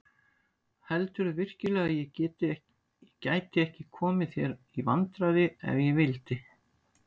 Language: Icelandic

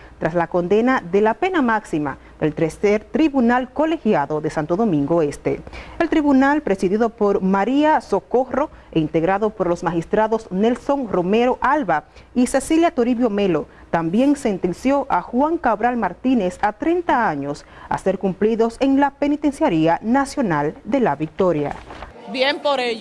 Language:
Spanish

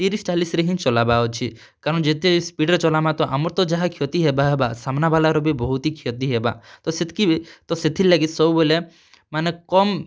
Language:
Odia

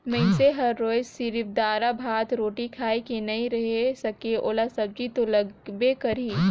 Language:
Chhattisgarhi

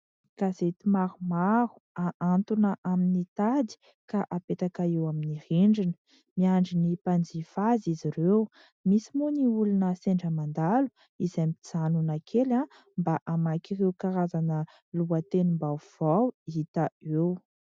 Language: Malagasy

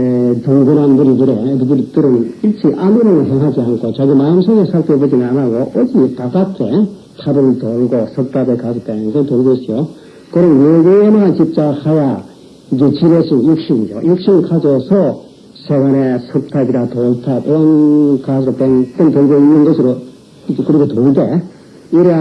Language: Korean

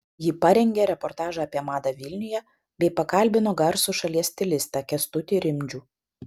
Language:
Lithuanian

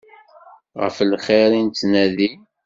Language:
Kabyle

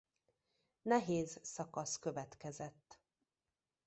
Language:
Hungarian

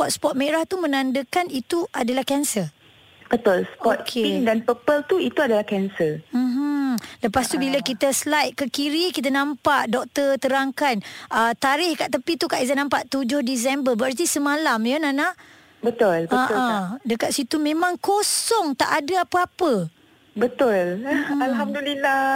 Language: Malay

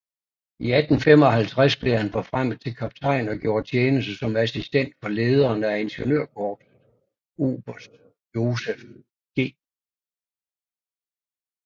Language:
Danish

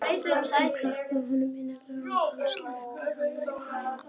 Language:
Icelandic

